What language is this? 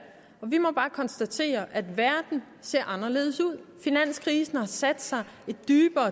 Danish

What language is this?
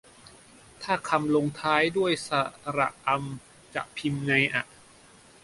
Thai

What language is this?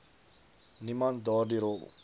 Afrikaans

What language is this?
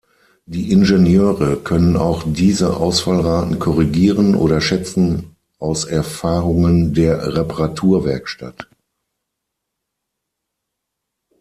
German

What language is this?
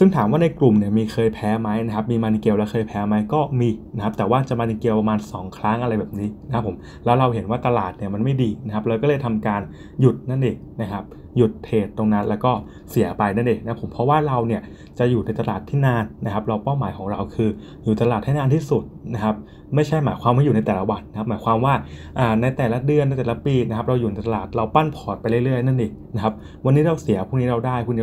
Thai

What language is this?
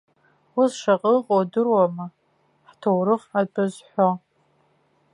Abkhazian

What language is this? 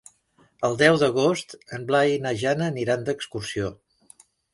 Catalan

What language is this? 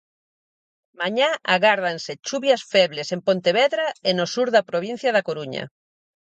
Galician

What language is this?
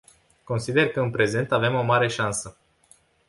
Romanian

